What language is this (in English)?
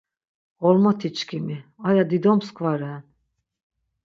Laz